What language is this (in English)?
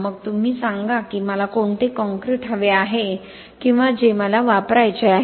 Marathi